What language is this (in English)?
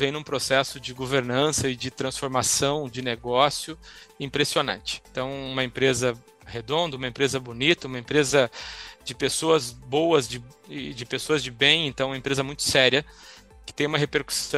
Portuguese